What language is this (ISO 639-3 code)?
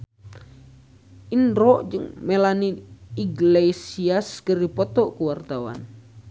sun